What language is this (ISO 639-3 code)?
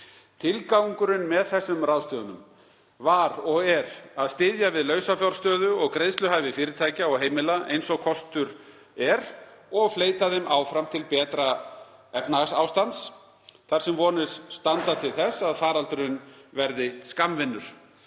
isl